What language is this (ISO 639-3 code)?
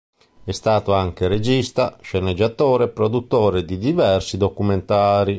ita